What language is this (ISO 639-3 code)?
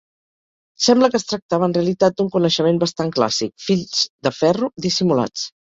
cat